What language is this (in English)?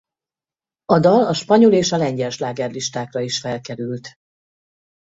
Hungarian